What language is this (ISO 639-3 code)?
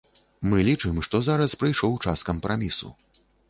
bel